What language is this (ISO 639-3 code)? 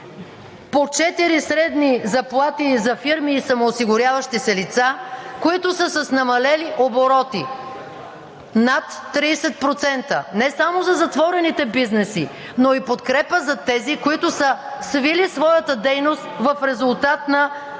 bul